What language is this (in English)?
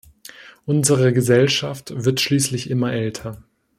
German